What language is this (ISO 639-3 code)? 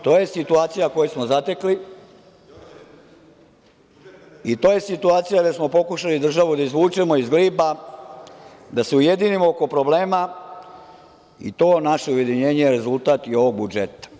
srp